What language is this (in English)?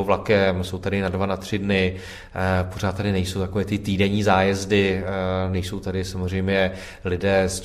Czech